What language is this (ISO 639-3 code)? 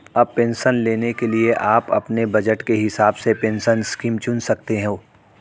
hin